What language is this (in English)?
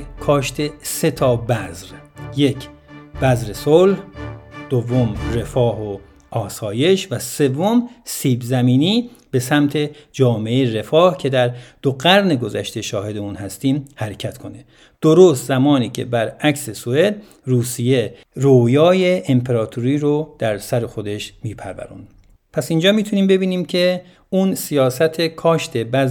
Persian